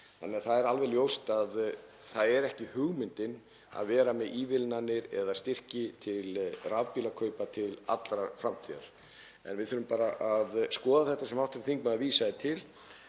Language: Icelandic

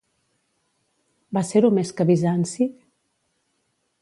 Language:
Catalan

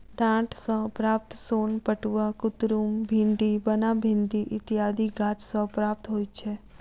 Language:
Maithili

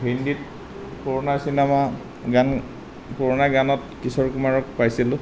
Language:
Assamese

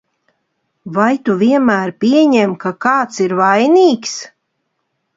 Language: Latvian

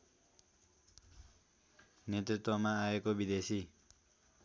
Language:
Nepali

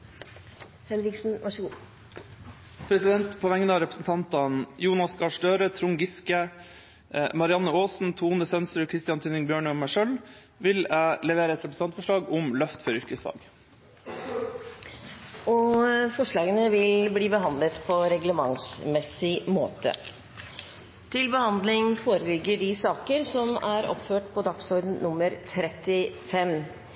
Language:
Norwegian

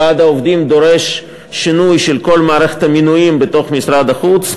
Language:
Hebrew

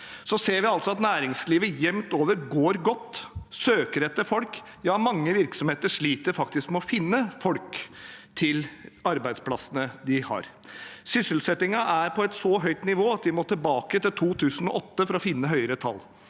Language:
Norwegian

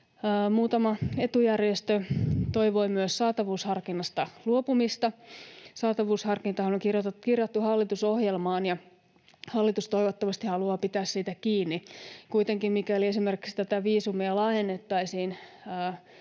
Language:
Finnish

